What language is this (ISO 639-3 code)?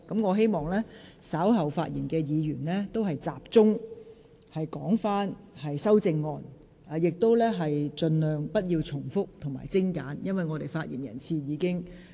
yue